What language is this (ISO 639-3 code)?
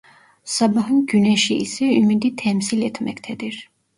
tur